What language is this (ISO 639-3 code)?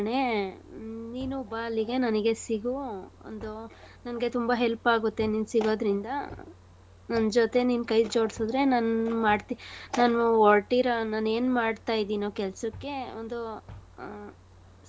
kan